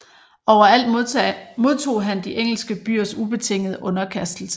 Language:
Danish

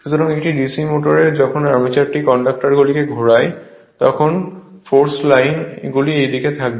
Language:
Bangla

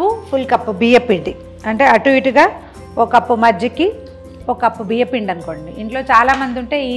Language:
Hindi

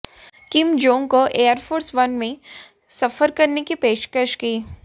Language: Hindi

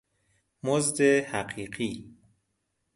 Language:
Persian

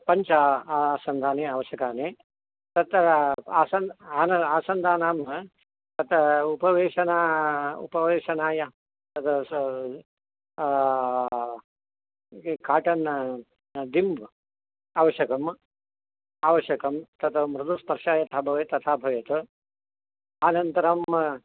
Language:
Sanskrit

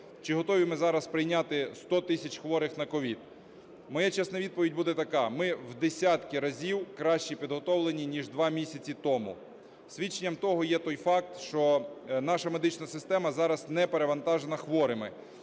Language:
Ukrainian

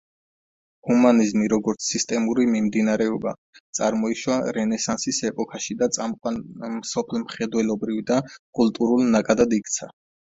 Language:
Georgian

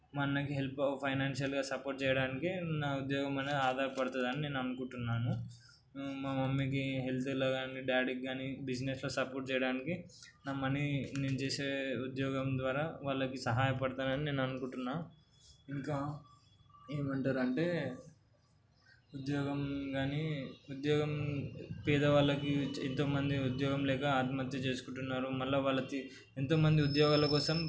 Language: Telugu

